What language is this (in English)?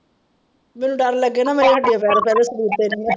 Punjabi